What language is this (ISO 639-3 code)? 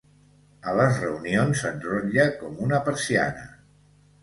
cat